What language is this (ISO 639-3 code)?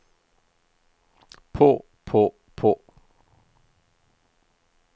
nor